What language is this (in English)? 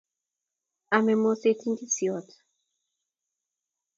Kalenjin